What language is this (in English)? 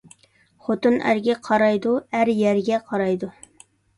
Uyghur